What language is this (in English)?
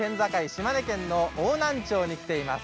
Japanese